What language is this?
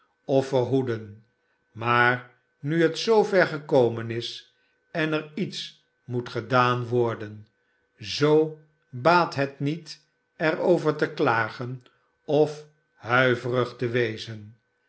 Dutch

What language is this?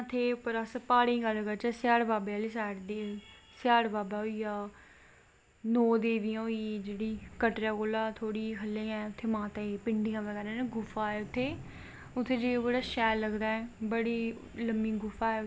Dogri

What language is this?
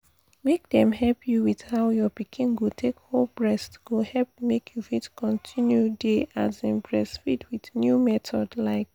Nigerian Pidgin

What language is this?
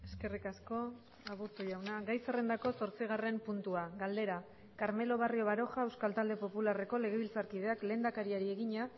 Basque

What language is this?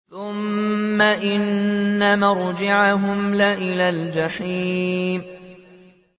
Arabic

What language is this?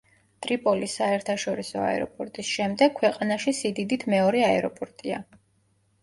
Georgian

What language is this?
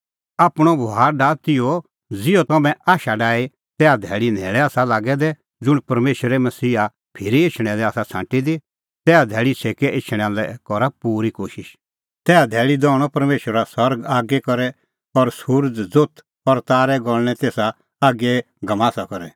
Kullu Pahari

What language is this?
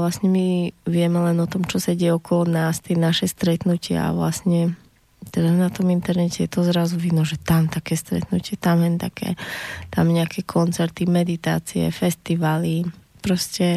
Slovak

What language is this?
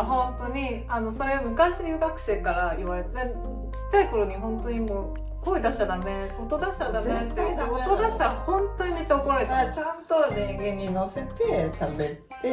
Japanese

